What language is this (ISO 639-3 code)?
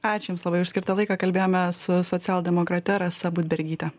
lit